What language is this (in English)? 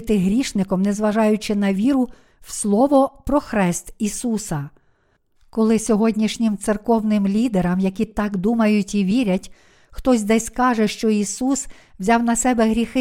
Ukrainian